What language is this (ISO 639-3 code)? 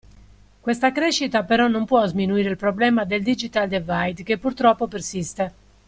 ita